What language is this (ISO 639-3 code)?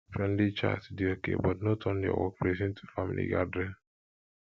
pcm